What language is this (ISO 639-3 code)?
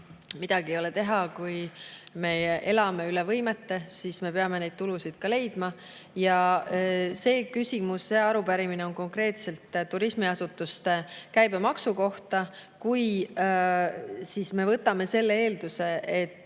est